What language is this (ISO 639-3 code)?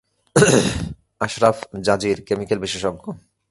ben